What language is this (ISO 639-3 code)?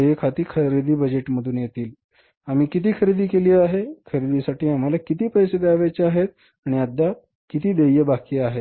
mar